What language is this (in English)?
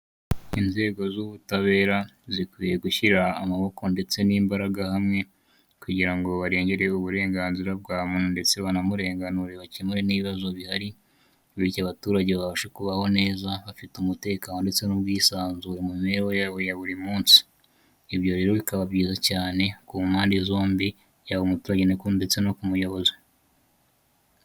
Kinyarwanda